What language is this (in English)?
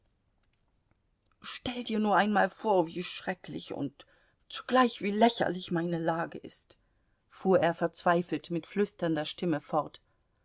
German